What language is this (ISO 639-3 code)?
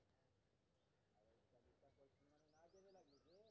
mai